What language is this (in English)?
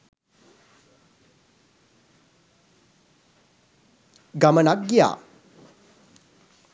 Sinhala